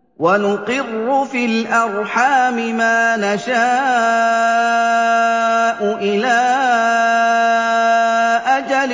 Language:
Arabic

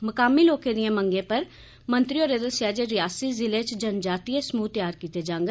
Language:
Dogri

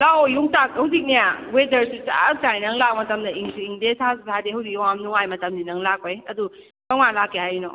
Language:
Manipuri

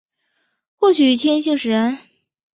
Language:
Chinese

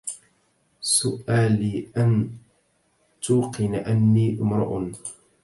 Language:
Arabic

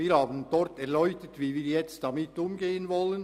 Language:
Swiss German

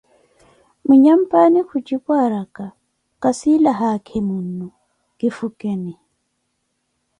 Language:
Koti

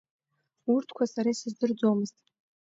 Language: Abkhazian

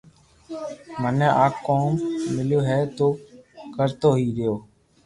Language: Loarki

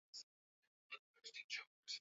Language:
Swahili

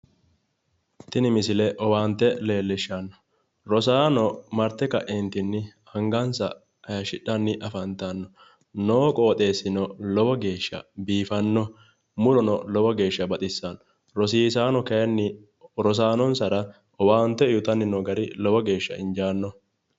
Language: Sidamo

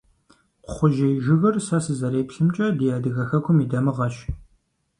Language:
Kabardian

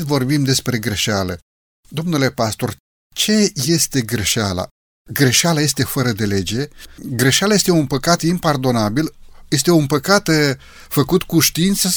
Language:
Romanian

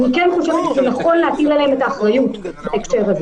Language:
Hebrew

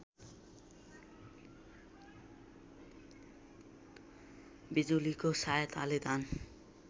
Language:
Nepali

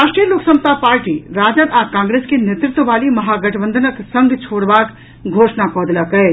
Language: Maithili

